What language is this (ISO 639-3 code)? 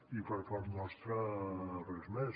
cat